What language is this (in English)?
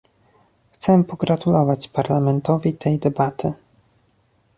Polish